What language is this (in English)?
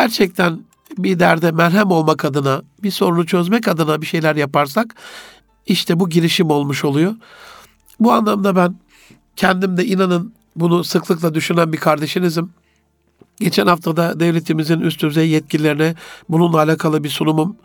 Turkish